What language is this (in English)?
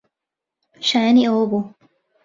Central Kurdish